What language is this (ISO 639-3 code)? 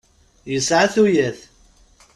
kab